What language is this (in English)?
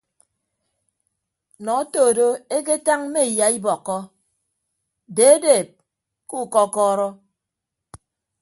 Ibibio